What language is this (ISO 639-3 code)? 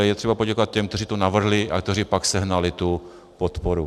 ces